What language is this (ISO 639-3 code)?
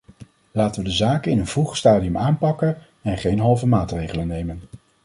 nld